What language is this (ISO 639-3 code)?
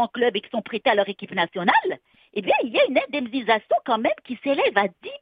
fra